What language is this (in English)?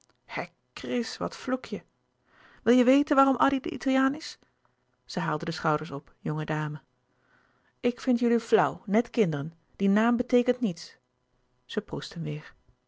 Dutch